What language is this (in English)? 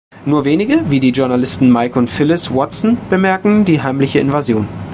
German